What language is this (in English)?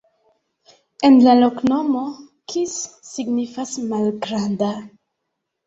Esperanto